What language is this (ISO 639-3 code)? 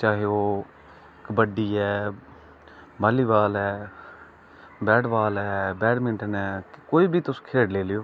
doi